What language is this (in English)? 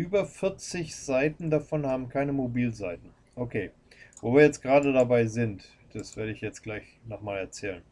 German